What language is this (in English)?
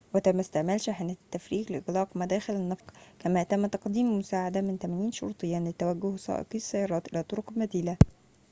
Arabic